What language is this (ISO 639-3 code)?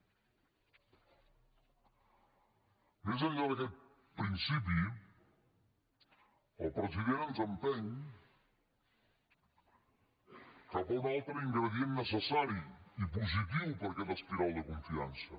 cat